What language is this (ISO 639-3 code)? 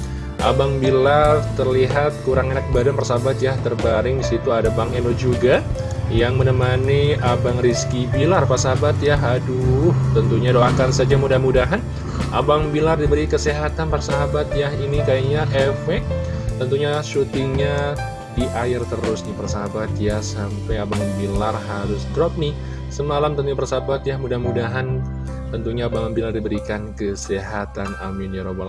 ind